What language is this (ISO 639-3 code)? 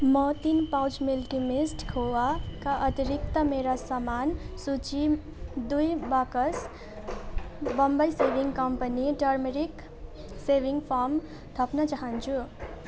nep